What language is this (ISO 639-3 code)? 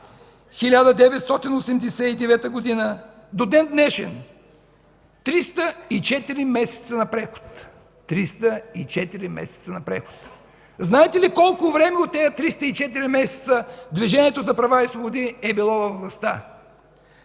bul